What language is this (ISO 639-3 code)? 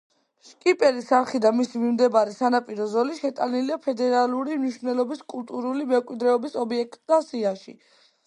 kat